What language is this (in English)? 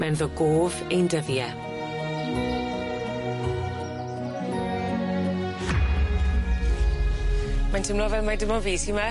Welsh